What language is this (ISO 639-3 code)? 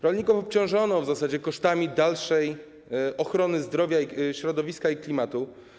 pol